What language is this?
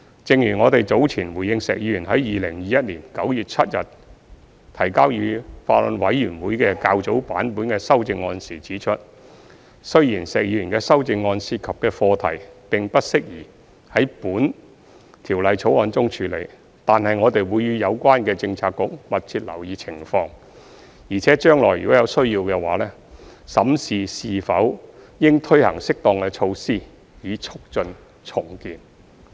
Cantonese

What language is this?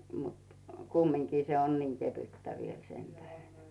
Finnish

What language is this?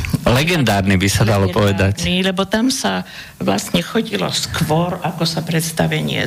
Slovak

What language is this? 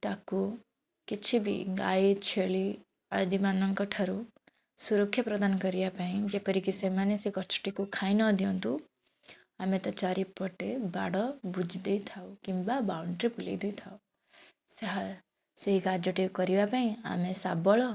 Odia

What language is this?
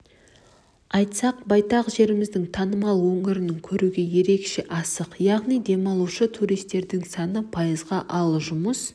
Kazakh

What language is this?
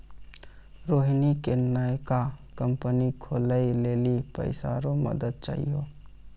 Maithili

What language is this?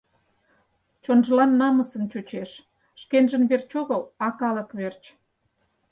Mari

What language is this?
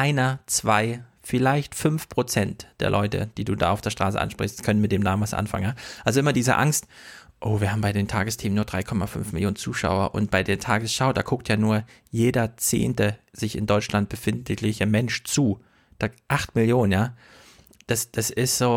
German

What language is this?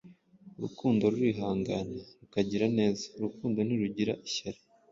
Kinyarwanda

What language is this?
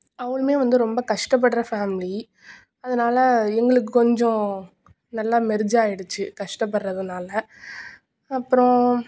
Tamil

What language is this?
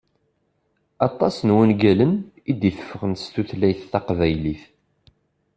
Kabyle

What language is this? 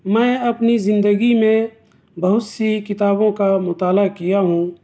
Urdu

